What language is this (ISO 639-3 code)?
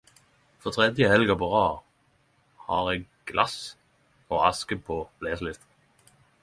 nno